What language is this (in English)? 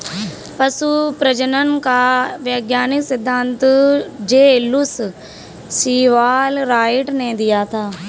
Hindi